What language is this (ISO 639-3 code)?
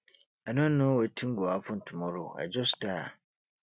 pcm